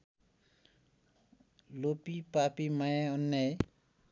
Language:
Nepali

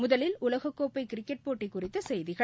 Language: Tamil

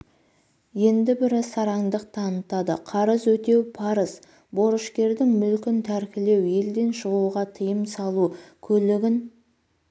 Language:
Kazakh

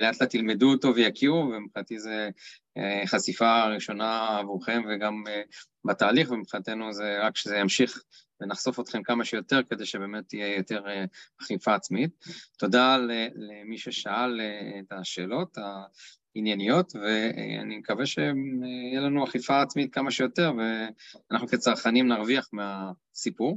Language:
Hebrew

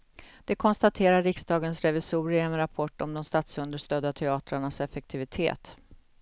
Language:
Swedish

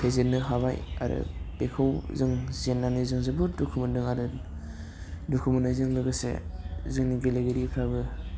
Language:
Bodo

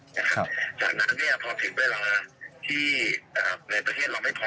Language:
Thai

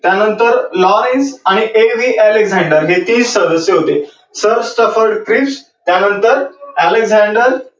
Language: Marathi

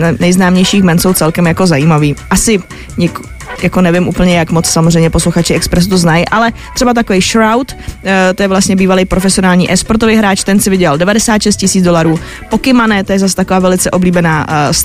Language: Czech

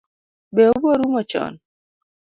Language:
Luo (Kenya and Tanzania)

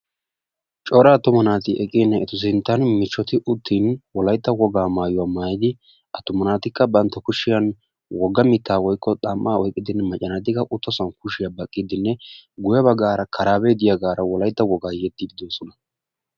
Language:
Wolaytta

